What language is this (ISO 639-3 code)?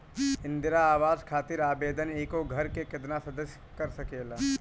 bho